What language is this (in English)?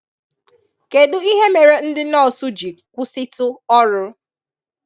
Igbo